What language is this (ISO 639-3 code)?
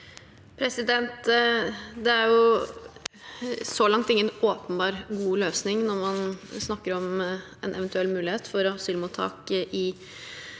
nor